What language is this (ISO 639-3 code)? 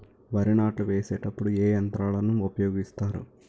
tel